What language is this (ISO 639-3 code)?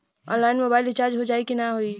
bho